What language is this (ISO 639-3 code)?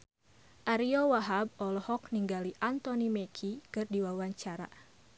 sun